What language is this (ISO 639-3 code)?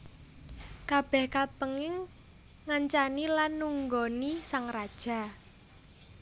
jav